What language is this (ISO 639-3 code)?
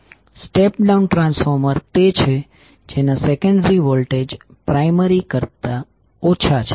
guj